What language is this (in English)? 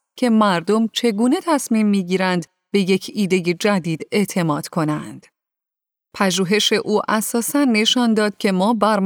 Persian